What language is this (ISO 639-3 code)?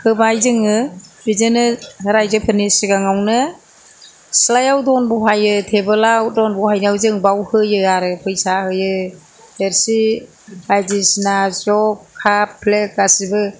brx